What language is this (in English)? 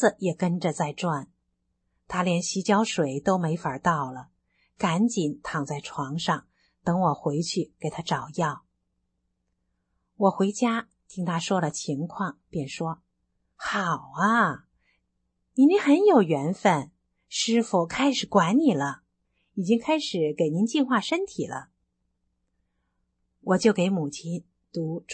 Chinese